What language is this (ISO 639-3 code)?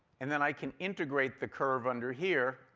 eng